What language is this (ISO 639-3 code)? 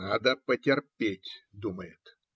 rus